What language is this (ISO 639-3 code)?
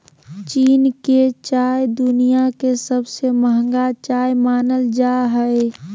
mag